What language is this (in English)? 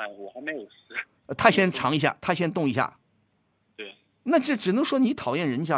Chinese